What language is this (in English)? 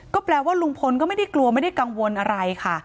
Thai